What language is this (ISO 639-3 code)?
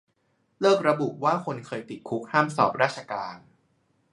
tha